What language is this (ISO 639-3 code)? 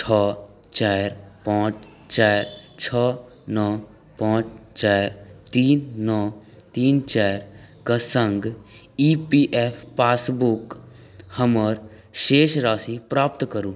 mai